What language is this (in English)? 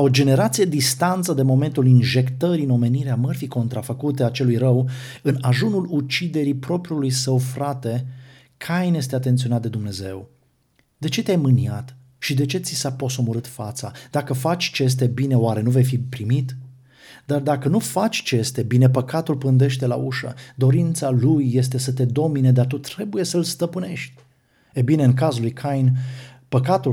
Romanian